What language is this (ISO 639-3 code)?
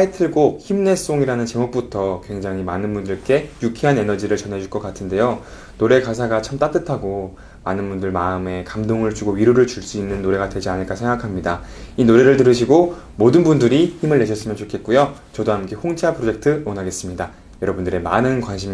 kor